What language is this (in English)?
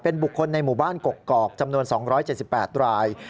Thai